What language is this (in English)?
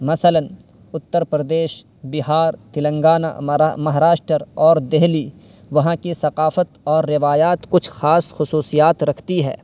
Urdu